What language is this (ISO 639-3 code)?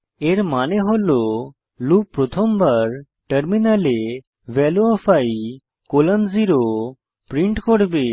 ben